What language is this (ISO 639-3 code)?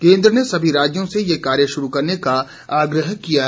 hin